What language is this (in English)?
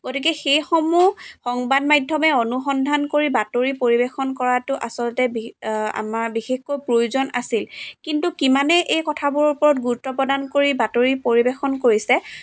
Assamese